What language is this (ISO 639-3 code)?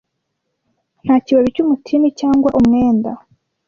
kin